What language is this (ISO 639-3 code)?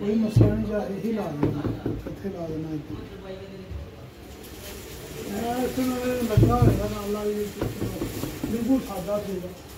hin